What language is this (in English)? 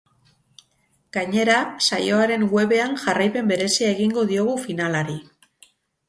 Basque